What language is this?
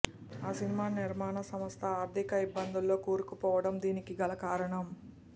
Telugu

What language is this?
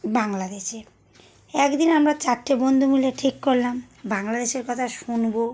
Bangla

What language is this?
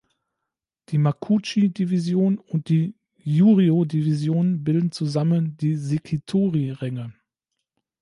German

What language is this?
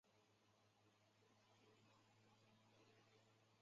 Chinese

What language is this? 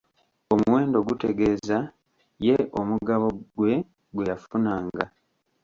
Ganda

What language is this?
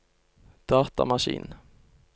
Norwegian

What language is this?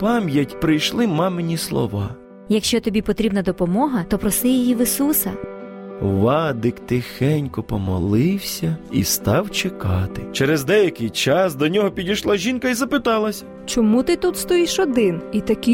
Ukrainian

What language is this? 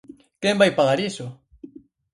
Galician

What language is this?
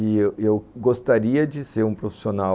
Portuguese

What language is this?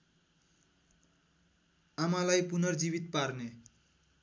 Nepali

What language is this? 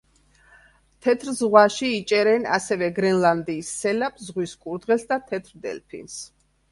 Georgian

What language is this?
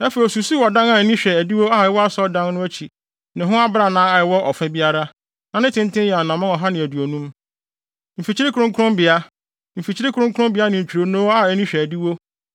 Akan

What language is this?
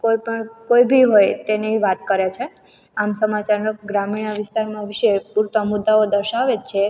Gujarati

